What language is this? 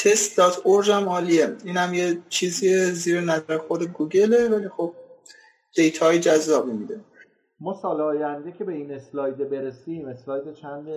Persian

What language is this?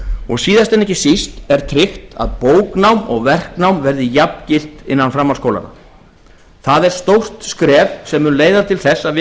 Icelandic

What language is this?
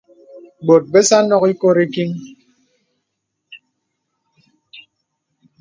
Bebele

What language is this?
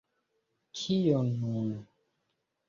Esperanto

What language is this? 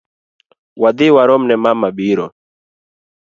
Luo (Kenya and Tanzania)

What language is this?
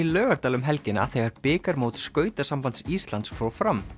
Icelandic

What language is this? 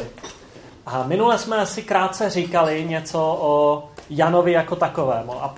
Czech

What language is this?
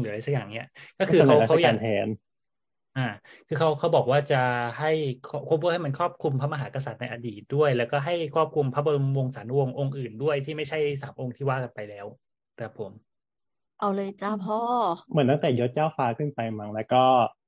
Thai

